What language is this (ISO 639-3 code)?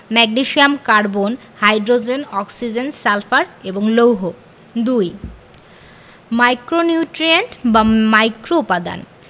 ben